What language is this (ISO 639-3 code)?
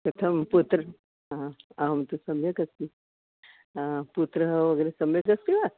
san